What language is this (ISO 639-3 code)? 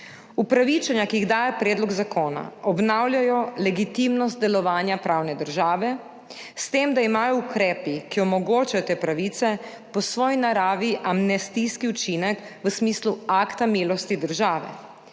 slv